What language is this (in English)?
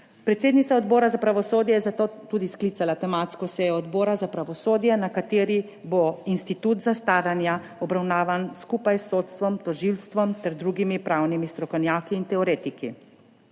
Slovenian